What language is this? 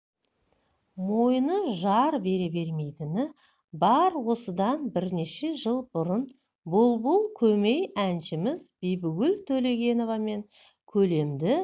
Kazakh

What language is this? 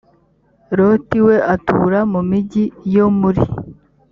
Kinyarwanda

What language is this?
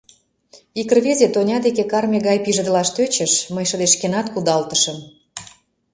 Mari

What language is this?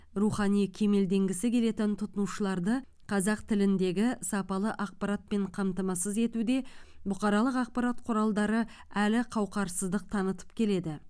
Kazakh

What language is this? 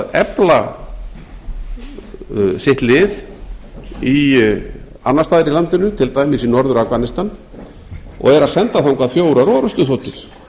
Icelandic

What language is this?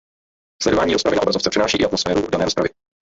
Czech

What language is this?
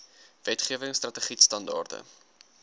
Afrikaans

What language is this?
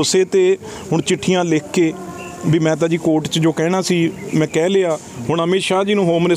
Punjabi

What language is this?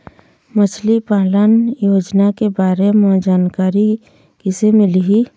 Chhattisgarhi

